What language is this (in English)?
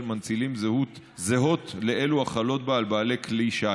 Hebrew